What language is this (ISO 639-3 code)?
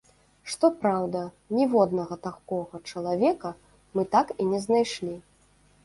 bel